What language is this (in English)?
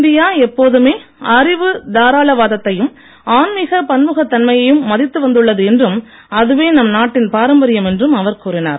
Tamil